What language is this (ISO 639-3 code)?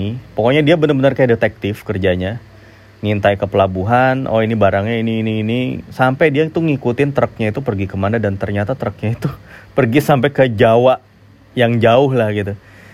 ind